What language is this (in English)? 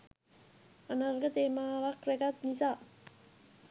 Sinhala